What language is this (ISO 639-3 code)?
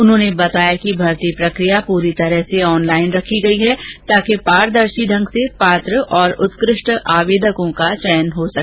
hin